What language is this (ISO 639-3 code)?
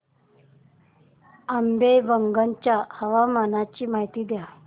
mar